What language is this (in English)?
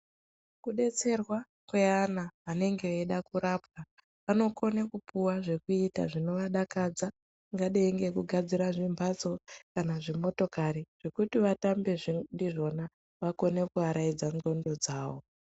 Ndau